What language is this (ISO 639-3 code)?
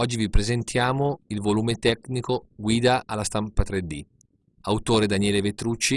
ita